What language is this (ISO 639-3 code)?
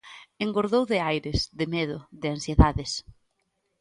glg